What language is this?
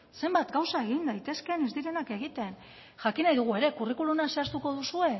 Basque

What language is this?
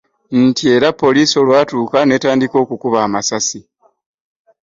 Ganda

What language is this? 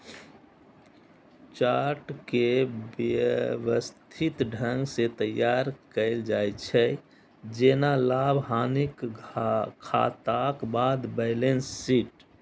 Maithili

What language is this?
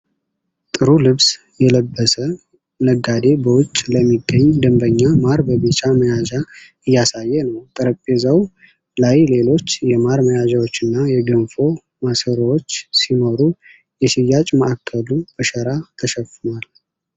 Amharic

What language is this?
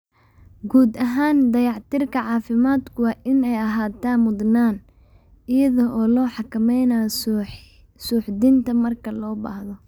Somali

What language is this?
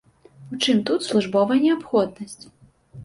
Belarusian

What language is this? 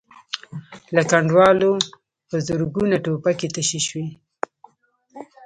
Pashto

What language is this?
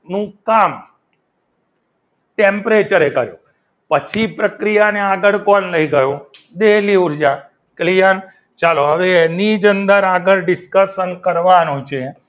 Gujarati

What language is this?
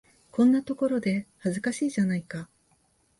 Japanese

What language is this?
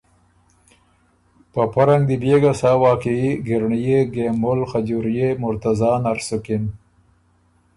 Ormuri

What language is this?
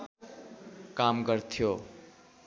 Nepali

